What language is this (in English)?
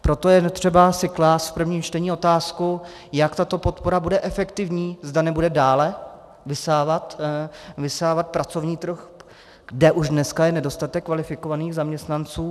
Czech